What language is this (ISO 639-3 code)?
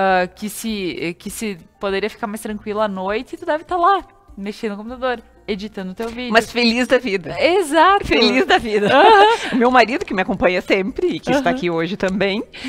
por